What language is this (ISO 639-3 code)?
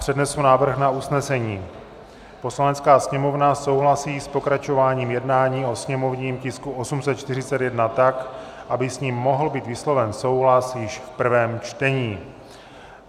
ces